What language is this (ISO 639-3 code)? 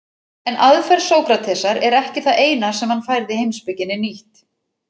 isl